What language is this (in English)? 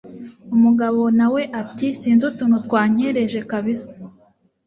Kinyarwanda